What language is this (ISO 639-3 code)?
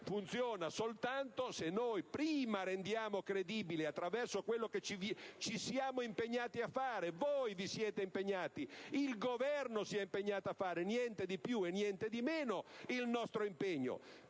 ita